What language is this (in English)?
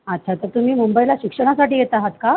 Marathi